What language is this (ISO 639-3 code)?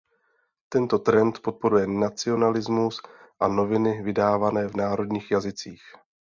ces